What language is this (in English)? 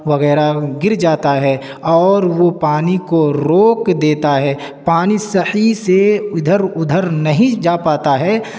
Urdu